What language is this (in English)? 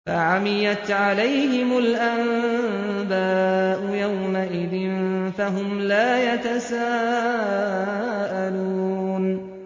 Arabic